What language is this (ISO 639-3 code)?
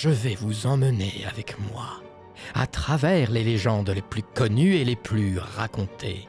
fra